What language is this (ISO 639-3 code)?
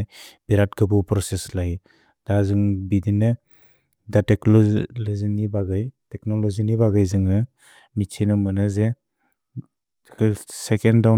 brx